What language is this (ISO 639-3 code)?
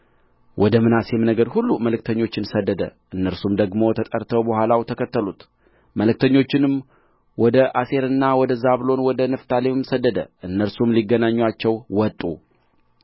amh